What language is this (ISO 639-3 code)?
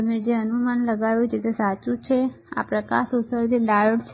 guj